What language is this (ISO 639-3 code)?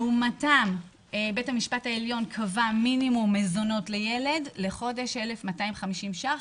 heb